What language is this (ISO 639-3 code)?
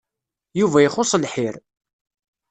kab